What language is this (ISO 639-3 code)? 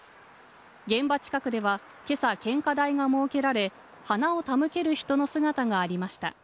jpn